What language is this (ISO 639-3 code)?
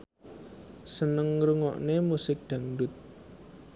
jav